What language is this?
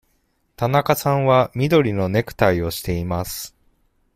Japanese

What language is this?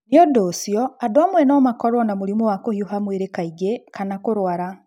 Kikuyu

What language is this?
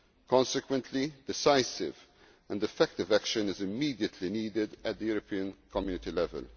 English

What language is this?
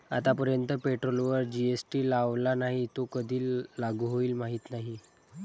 Marathi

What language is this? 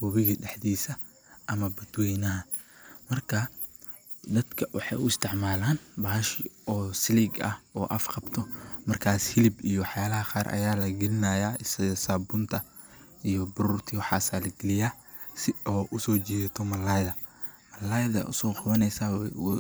Somali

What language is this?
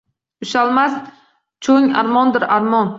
Uzbek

